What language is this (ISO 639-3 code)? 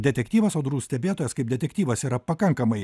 lit